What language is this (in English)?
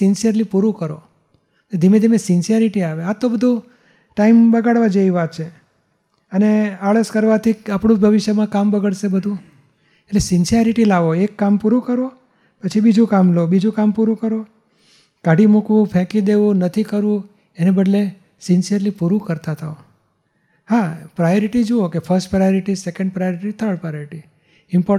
Gujarati